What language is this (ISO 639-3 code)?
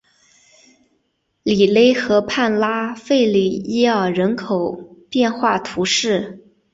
zho